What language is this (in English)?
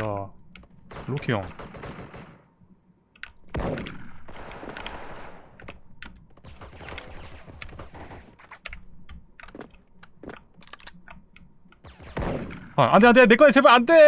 Korean